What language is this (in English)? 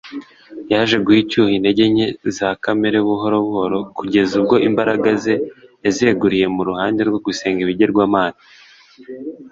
Kinyarwanda